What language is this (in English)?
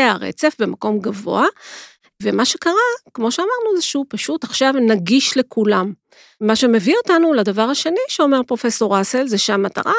Hebrew